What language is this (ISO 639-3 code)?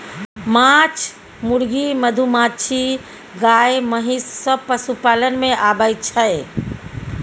mai